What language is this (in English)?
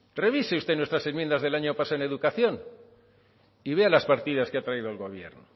Spanish